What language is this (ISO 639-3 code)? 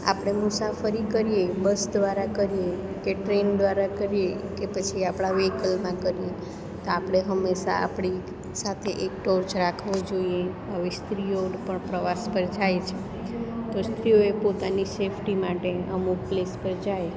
guj